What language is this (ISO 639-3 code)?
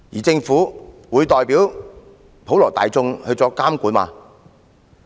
yue